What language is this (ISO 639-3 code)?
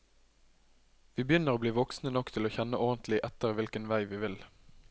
nor